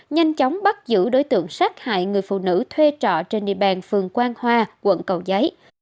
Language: Vietnamese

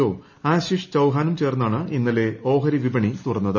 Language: Malayalam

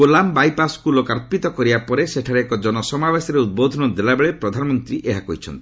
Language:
Odia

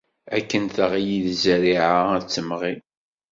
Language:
Kabyle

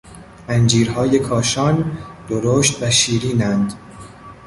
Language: Persian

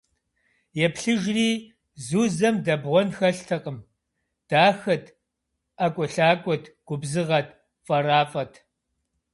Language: Kabardian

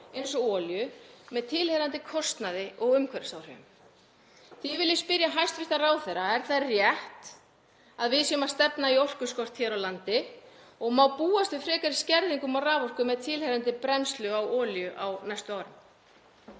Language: Icelandic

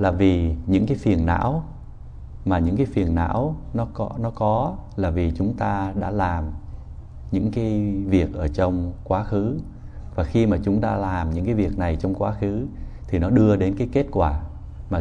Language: Vietnamese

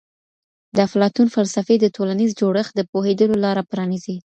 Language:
Pashto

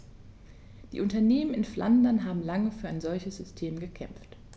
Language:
German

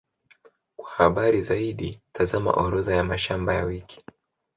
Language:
Swahili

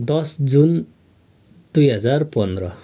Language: Nepali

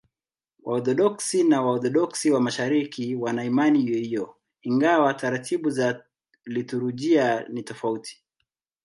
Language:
Swahili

